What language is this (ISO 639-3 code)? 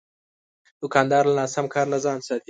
pus